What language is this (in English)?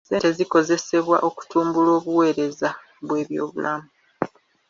Ganda